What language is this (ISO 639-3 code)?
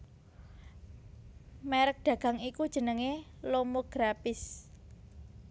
jav